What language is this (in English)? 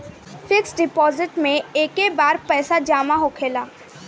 Bhojpuri